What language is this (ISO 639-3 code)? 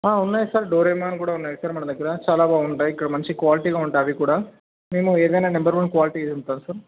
tel